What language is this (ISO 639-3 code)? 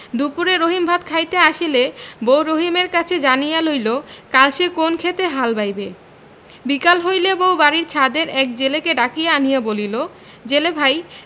ben